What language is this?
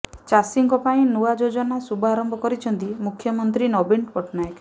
Odia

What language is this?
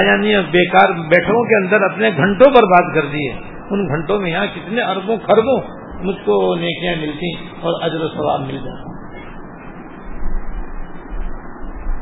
Urdu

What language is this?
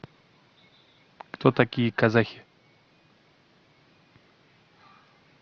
Russian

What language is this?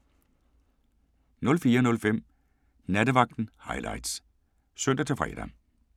Danish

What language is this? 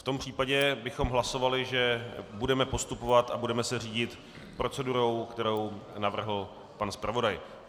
Czech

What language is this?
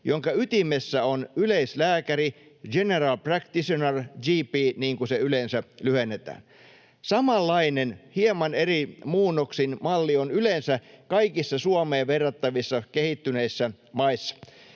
Finnish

